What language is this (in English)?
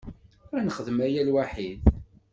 Kabyle